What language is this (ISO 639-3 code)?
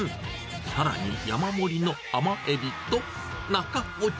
jpn